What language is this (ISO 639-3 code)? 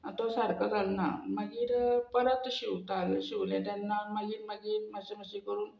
kok